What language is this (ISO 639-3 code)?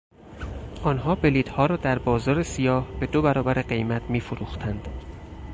fas